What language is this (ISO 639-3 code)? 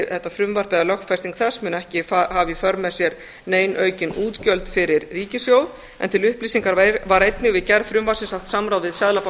isl